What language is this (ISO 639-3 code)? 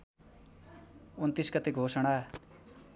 nep